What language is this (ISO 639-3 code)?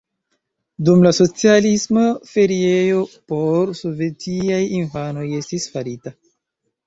epo